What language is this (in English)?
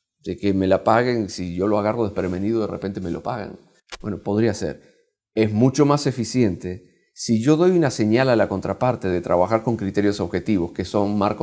Spanish